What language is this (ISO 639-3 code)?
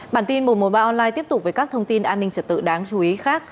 vie